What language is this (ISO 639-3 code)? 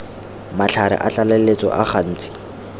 tsn